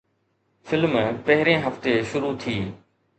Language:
Sindhi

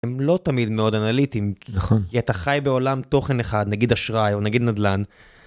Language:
Hebrew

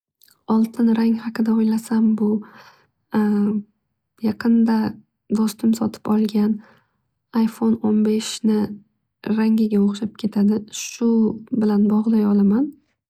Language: Uzbek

